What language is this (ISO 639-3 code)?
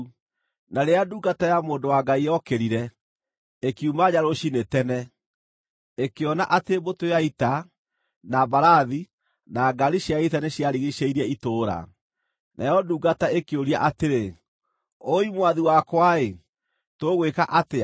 kik